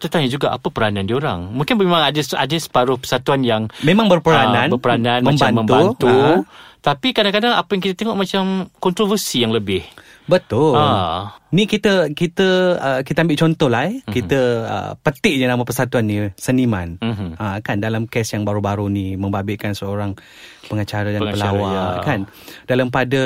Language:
Malay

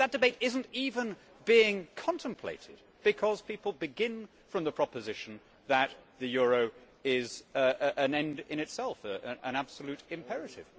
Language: English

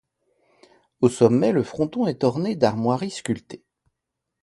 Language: French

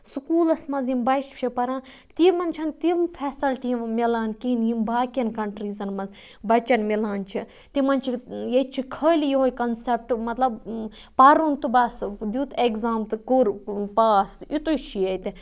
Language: Kashmiri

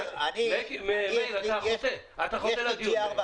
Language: Hebrew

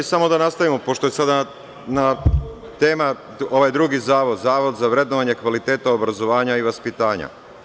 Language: Serbian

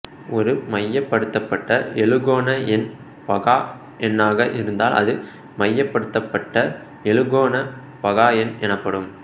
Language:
Tamil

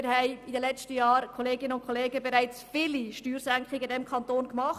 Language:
Swiss German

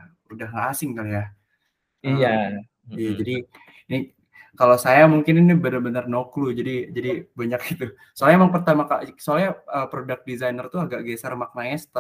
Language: Indonesian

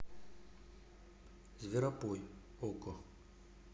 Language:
Russian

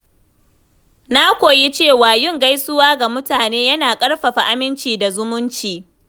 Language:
Hausa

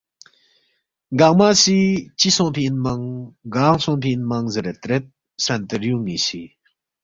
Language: Balti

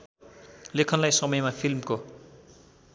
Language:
Nepali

